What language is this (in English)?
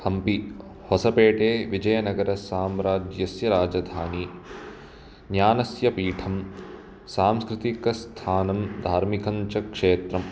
Sanskrit